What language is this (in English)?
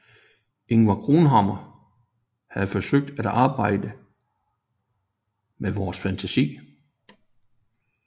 Danish